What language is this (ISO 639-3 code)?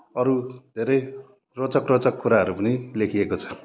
nep